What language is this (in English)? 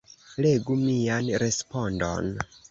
Esperanto